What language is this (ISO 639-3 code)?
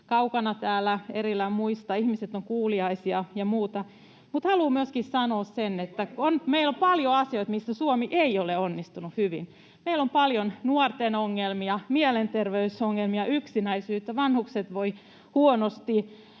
fin